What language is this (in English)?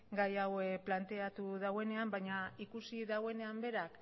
Basque